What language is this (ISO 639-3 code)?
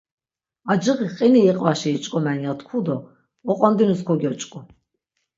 lzz